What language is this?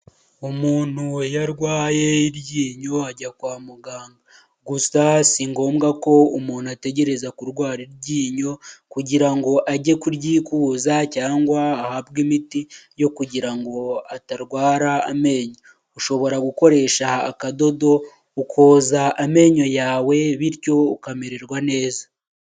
Kinyarwanda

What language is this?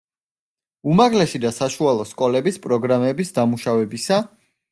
Georgian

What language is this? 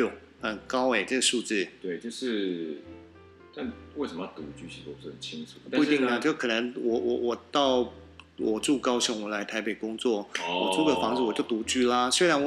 Chinese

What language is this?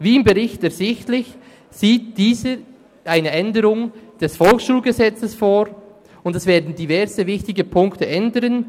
Swiss German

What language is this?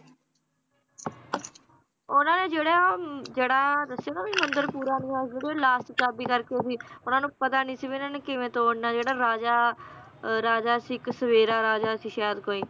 Punjabi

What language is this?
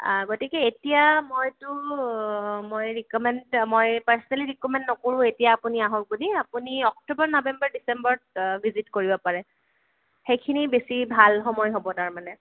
Assamese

